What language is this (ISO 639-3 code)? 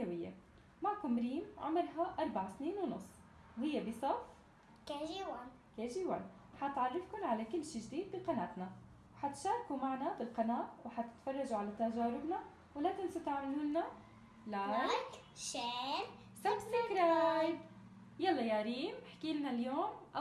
ara